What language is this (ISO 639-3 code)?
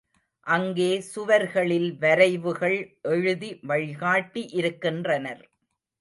tam